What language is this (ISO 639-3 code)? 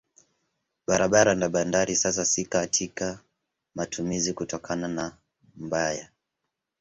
swa